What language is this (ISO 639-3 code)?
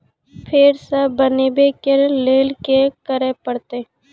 mai